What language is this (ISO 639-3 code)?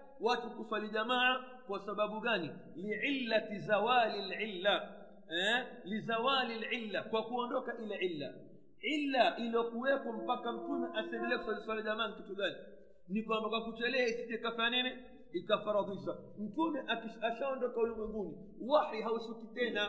swa